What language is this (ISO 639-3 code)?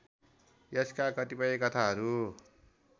nep